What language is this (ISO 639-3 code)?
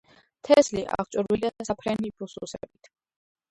kat